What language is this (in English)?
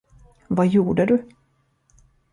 Swedish